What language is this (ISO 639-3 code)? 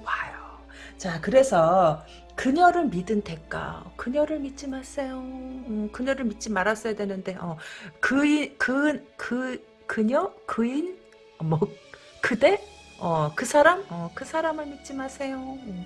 kor